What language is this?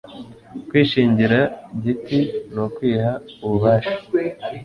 Kinyarwanda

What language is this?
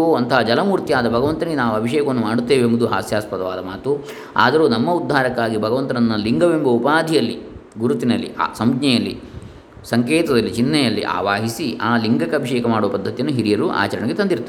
Kannada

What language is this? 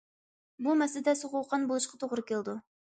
Uyghur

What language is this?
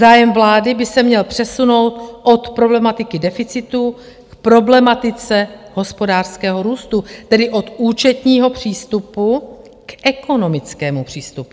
Czech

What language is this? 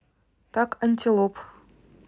Russian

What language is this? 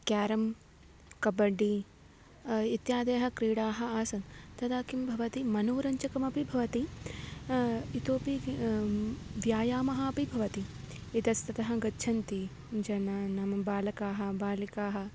Sanskrit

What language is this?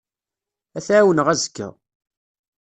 Kabyle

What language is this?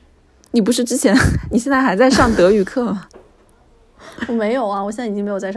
Chinese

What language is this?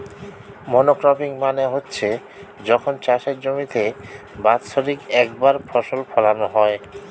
Bangla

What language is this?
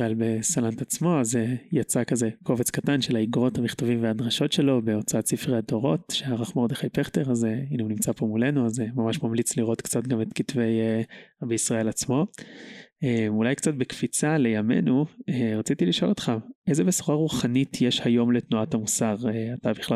Hebrew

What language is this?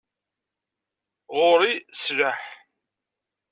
Kabyle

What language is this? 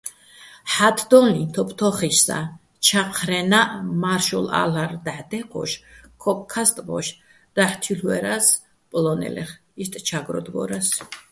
Bats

